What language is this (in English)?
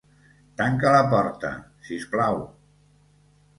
Catalan